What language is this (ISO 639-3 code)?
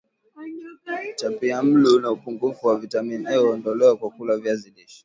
swa